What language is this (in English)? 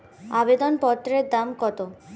Bangla